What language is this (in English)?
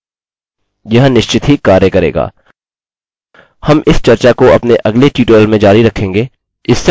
Hindi